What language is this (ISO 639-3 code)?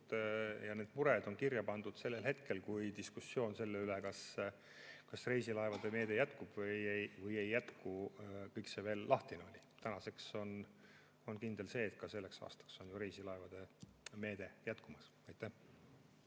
est